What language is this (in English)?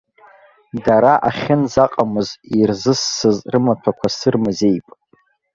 Abkhazian